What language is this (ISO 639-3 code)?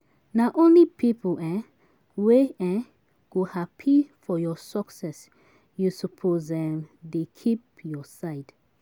pcm